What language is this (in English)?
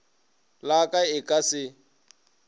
Northern Sotho